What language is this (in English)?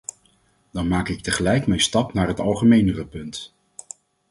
Dutch